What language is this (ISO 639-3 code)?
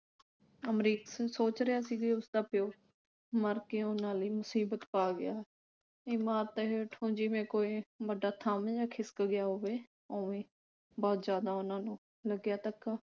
pan